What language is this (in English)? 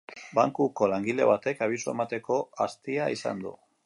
Basque